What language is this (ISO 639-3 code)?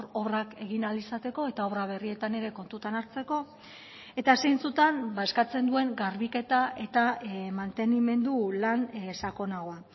eus